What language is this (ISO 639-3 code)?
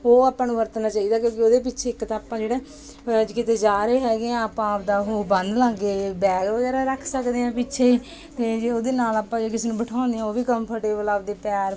pan